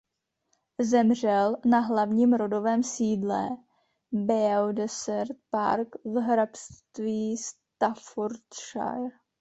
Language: Czech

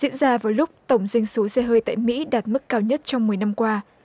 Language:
Vietnamese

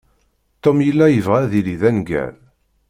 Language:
Kabyle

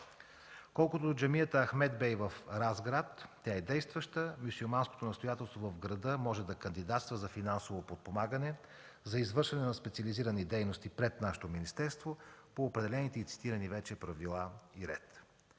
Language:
Bulgarian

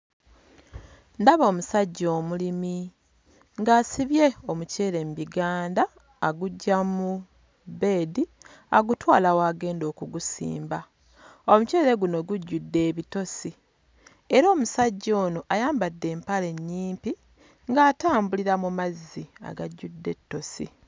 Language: Ganda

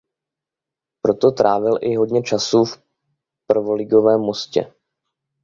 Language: Czech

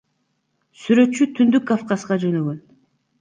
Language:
Kyrgyz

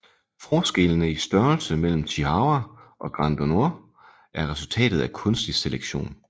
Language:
Danish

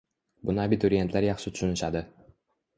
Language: Uzbek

